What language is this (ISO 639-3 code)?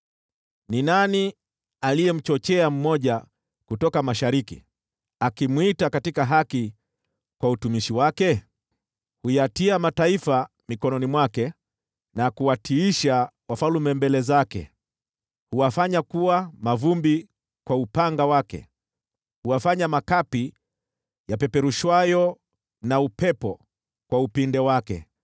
swa